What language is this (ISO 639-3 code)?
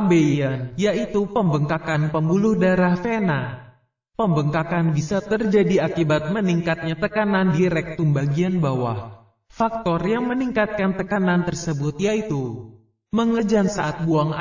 ind